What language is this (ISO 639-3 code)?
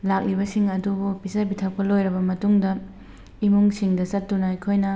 mni